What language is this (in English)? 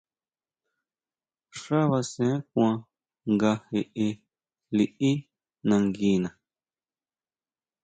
Huautla Mazatec